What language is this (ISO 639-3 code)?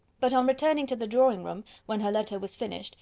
eng